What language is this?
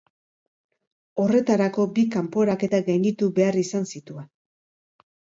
Basque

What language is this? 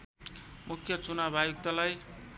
Nepali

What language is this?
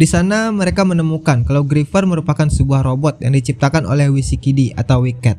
Indonesian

